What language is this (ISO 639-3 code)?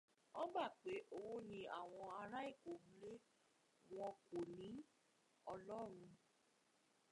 yor